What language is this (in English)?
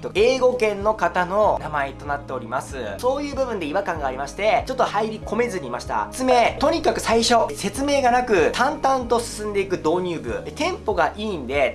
Japanese